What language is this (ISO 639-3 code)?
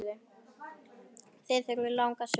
isl